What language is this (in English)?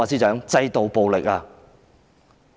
Cantonese